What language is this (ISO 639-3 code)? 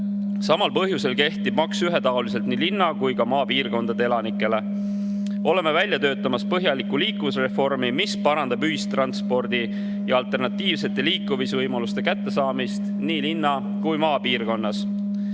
est